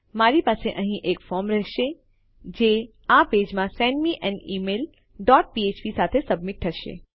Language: Gujarati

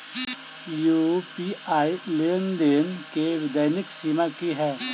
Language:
Maithili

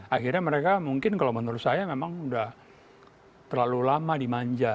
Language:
Indonesian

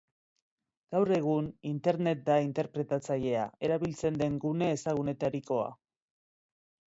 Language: Basque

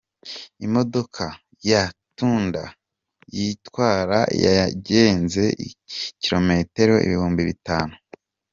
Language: Kinyarwanda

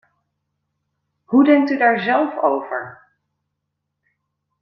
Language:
Dutch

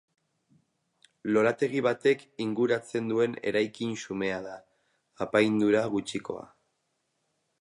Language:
Basque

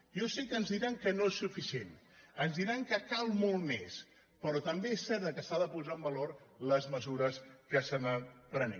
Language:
Catalan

